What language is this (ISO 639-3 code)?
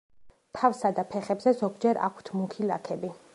kat